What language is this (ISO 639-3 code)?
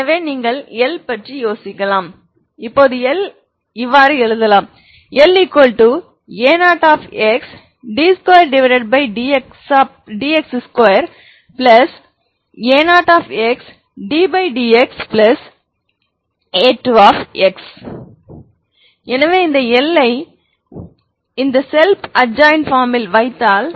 tam